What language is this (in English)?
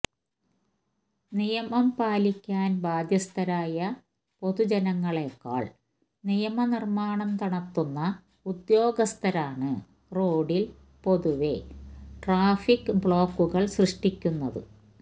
Malayalam